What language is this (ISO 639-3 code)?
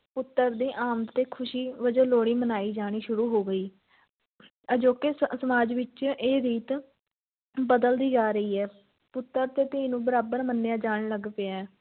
pan